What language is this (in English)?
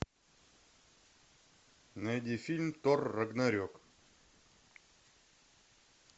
Russian